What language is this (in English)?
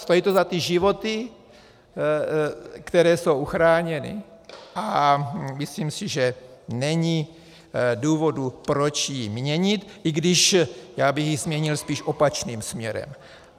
Czech